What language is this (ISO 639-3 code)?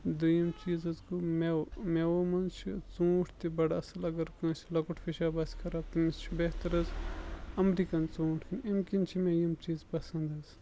kas